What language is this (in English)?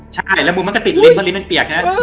Thai